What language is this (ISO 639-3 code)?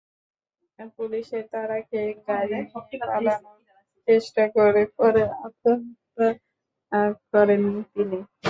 ben